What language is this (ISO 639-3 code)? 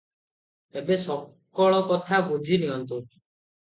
ori